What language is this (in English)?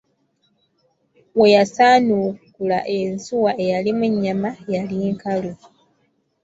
Ganda